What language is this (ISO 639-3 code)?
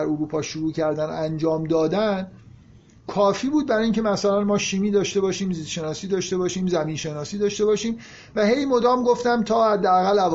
fas